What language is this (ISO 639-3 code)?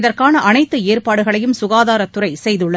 tam